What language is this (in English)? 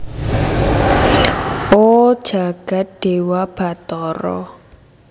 Javanese